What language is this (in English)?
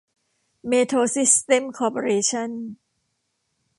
Thai